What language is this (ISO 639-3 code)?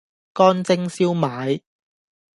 yue